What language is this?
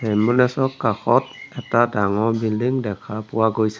Assamese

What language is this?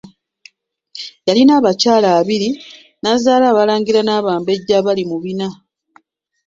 Ganda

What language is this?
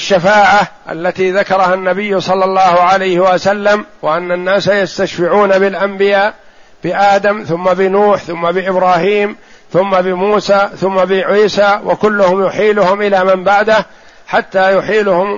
Arabic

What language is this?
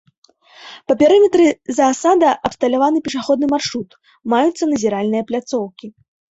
Belarusian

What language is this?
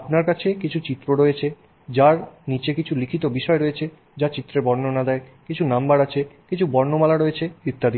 Bangla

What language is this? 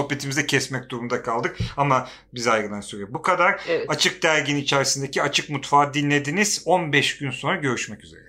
Turkish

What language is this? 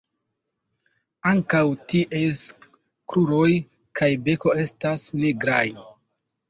Esperanto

